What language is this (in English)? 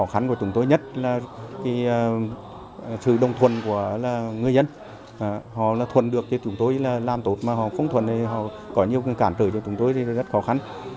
Vietnamese